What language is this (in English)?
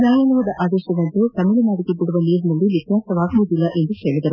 Kannada